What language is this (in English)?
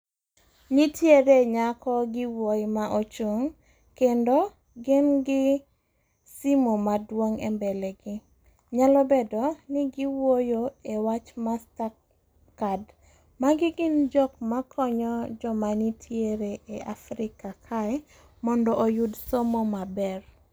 Luo (Kenya and Tanzania)